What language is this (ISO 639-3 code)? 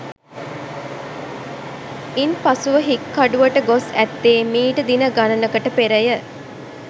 sin